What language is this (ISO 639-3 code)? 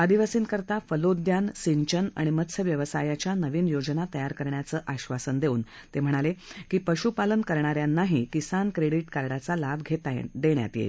mar